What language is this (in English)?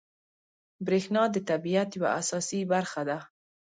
Pashto